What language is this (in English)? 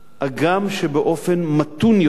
Hebrew